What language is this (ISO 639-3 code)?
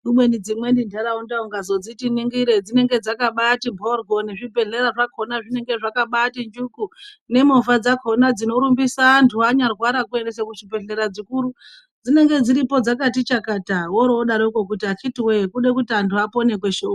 ndc